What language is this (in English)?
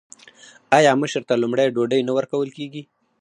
Pashto